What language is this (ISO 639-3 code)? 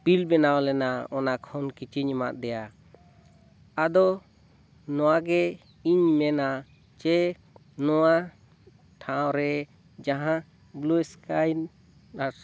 sat